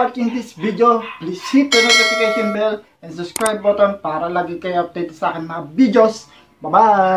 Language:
Filipino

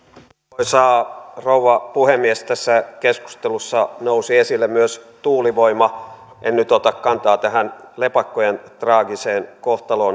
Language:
Finnish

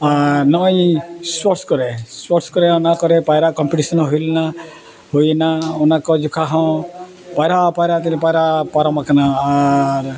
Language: Santali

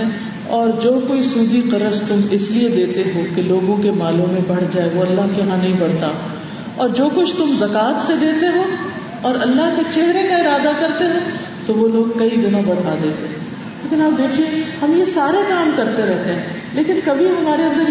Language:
Urdu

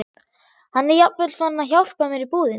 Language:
Icelandic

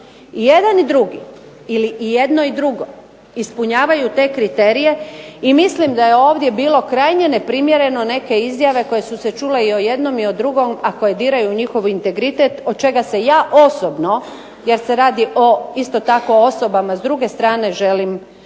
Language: Croatian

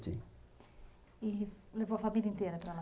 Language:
Portuguese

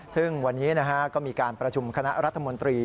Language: Thai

